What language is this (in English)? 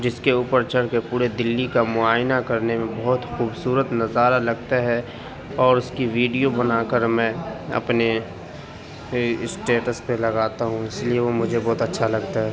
Urdu